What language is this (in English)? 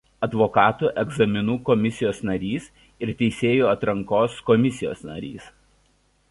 Lithuanian